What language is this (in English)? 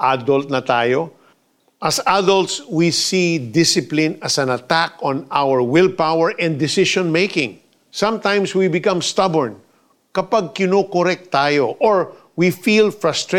Filipino